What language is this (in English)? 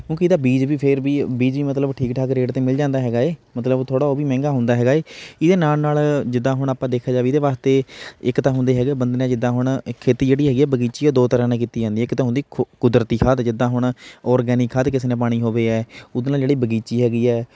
Punjabi